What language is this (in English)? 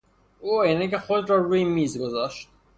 Persian